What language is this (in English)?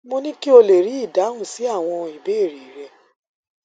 Yoruba